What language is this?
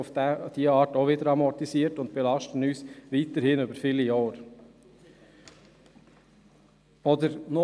Swiss German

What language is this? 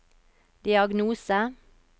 Norwegian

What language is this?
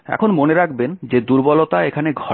Bangla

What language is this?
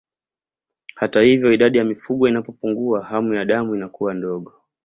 Swahili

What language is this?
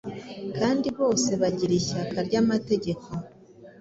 Kinyarwanda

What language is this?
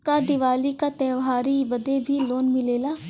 Bhojpuri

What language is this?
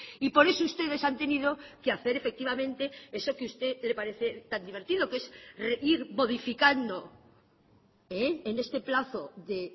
Spanish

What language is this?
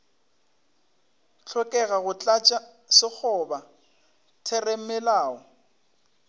Northern Sotho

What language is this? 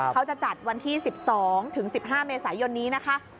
Thai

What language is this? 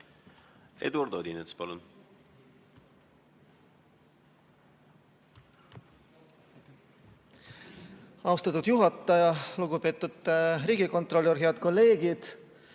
Estonian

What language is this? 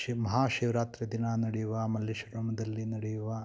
Kannada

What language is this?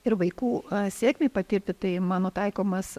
Lithuanian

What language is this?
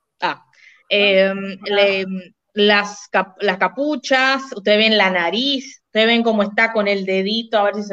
Spanish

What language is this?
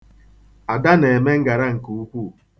Igbo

